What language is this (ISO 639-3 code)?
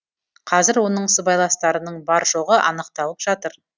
kaz